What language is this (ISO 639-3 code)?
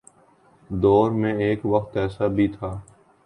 urd